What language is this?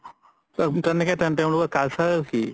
Assamese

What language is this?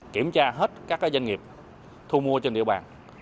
Vietnamese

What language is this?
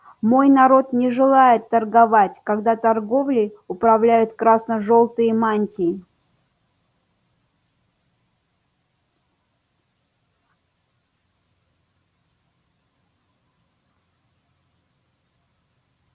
Russian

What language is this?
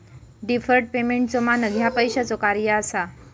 Marathi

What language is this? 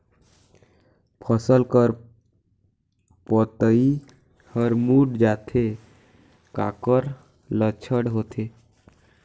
Chhattisgarhi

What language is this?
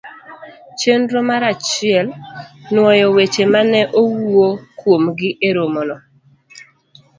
Luo (Kenya and Tanzania)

